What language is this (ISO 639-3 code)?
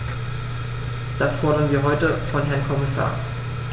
deu